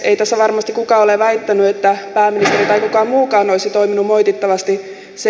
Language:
Finnish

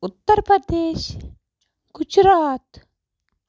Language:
Kashmiri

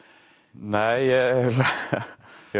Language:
Icelandic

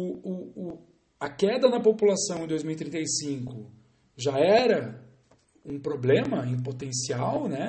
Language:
Portuguese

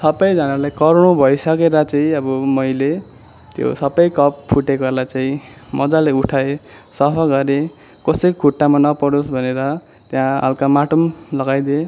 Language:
Nepali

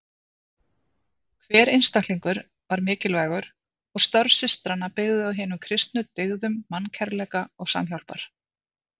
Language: Icelandic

